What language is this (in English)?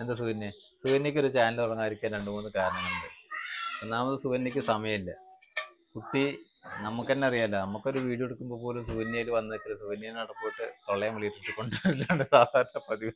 Malayalam